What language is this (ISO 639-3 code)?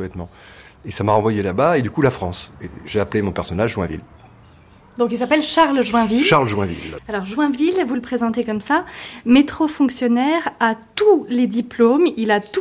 fra